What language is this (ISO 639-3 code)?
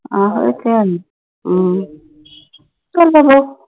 pan